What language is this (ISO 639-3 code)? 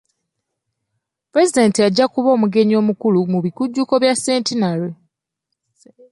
lug